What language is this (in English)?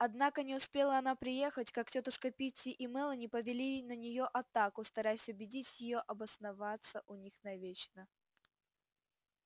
Russian